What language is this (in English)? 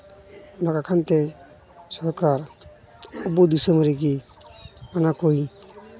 Santali